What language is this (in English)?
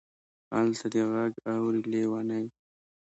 Pashto